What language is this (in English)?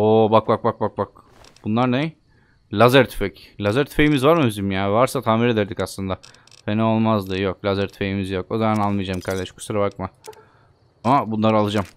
Turkish